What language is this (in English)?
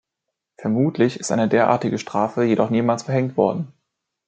German